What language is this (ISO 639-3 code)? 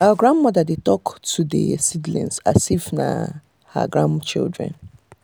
pcm